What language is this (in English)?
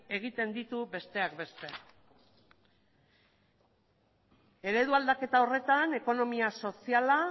Basque